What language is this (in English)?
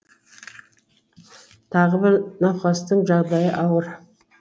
Kazakh